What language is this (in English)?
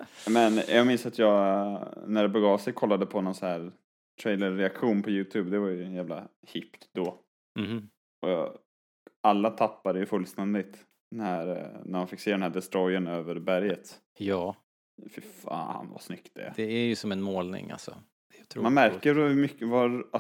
Swedish